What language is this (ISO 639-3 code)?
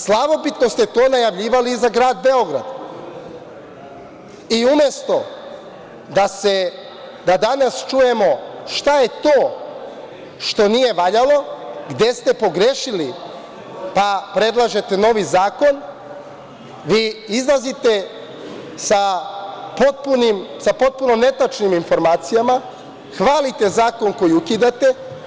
srp